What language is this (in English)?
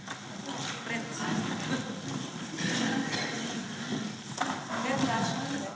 Slovenian